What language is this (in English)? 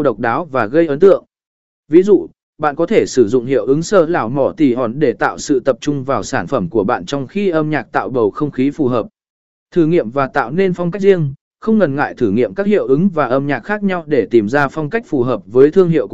Vietnamese